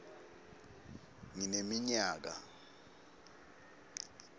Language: Swati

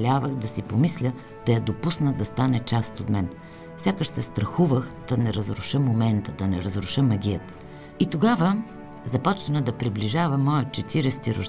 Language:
Bulgarian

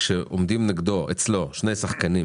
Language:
Hebrew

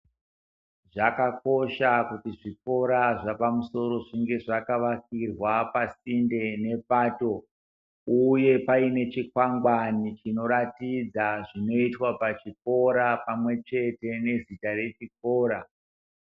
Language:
Ndau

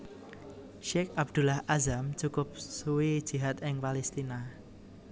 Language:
Javanese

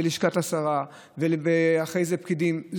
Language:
Hebrew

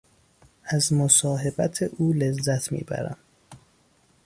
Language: Persian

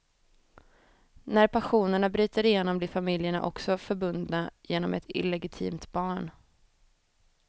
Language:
Swedish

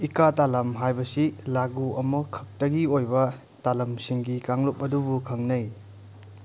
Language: Manipuri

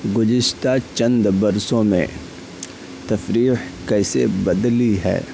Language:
Urdu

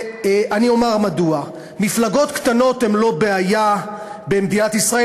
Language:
Hebrew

